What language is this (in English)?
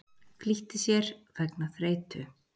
Icelandic